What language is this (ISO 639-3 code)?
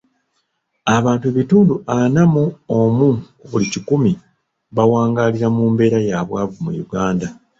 lug